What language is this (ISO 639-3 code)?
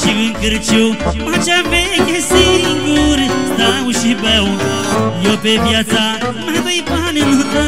ron